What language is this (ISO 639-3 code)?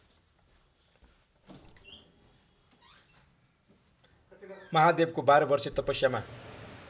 nep